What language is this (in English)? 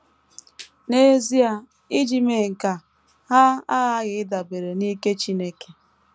Igbo